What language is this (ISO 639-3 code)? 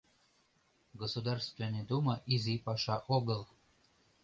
chm